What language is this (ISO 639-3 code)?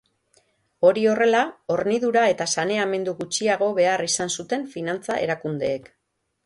eus